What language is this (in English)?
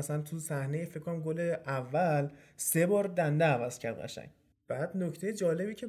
Persian